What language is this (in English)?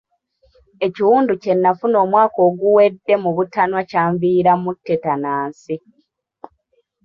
Ganda